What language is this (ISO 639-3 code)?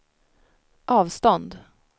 swe